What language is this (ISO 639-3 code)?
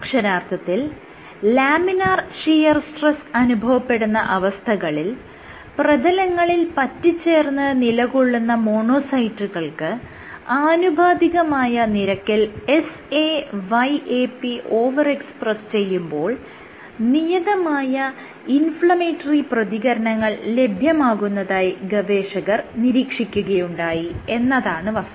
mal